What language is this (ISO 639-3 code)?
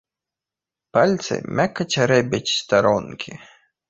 bel